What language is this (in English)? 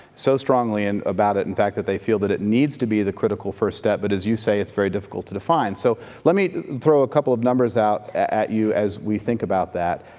English